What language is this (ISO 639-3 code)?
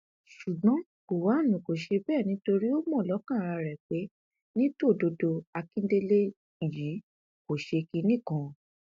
yor